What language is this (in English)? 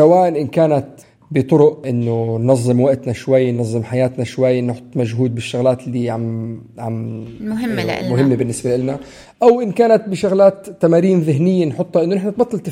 Arabic